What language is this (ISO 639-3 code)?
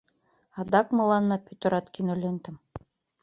chm